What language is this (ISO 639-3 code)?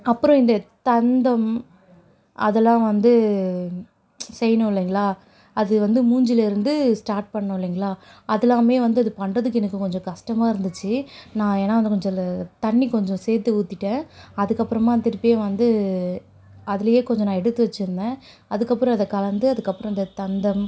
tam